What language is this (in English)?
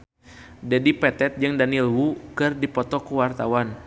Sundanese